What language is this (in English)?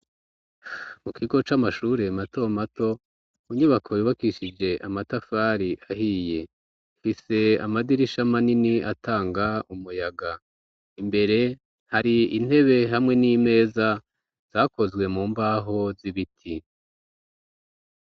Rundi